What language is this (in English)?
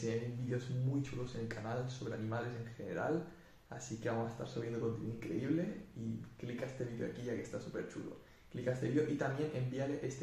Spanish